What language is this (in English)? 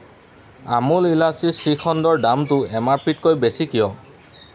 Assamese